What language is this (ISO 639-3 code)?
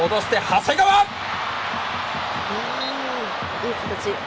jpn